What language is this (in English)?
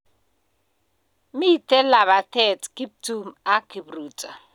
Kalenjin